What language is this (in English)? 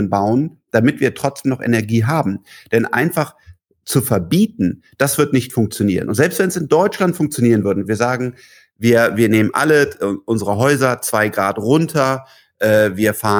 German